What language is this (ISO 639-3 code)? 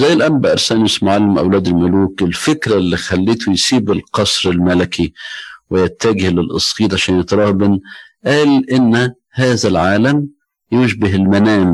ara